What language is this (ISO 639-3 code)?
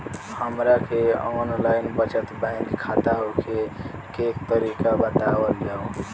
bho